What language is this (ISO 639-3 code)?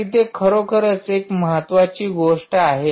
mar